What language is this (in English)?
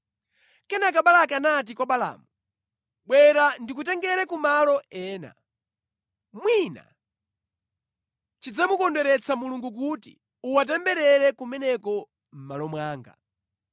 Nyanja